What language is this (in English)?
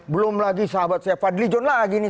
Indonesian